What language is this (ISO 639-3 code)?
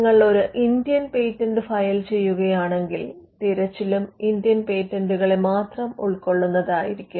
mal